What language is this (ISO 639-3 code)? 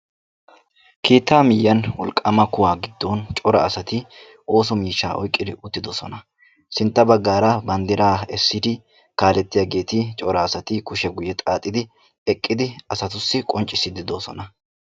wal